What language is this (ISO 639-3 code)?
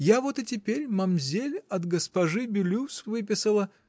rus